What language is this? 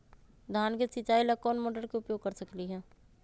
Magahi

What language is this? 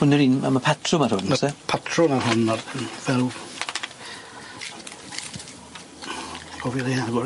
Welsh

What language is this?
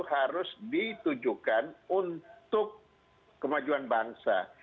Indonesian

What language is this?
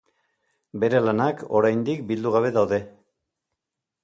Basque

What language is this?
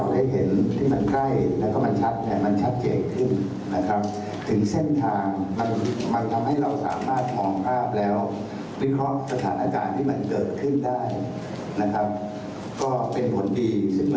Thai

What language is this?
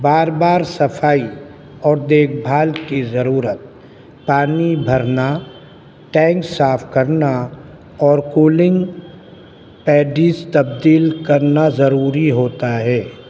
Urdu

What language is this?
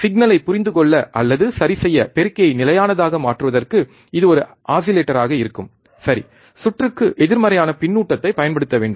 Tamil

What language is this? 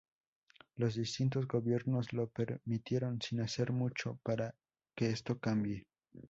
Spanish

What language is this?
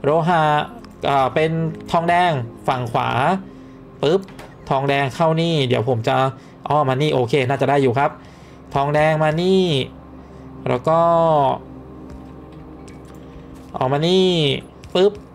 Thai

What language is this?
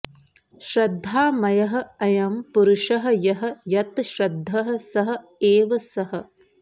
Sanskrit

